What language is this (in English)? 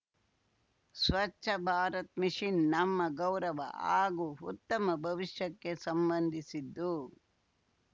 Kannada